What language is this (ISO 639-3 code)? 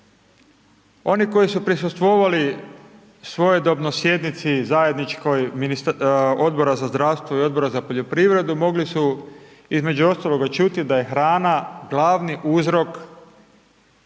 hrv